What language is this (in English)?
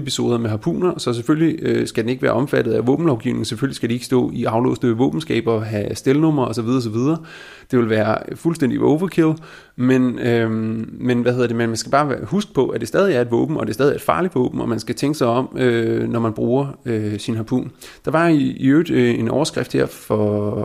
Danish